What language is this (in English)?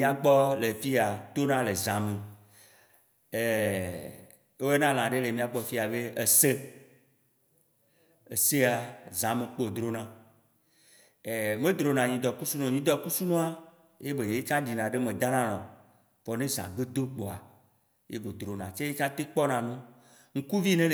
Waci Gbe